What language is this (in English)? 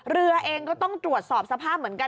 Thai